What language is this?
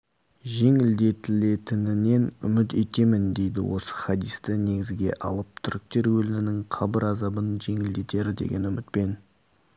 Kazakh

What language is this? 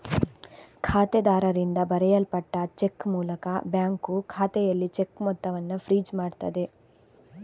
Kannada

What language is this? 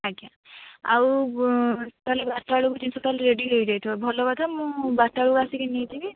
Odia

